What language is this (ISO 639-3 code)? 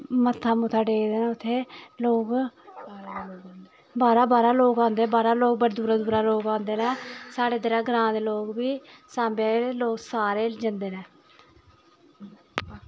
doi